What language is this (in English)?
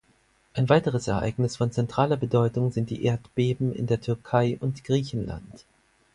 German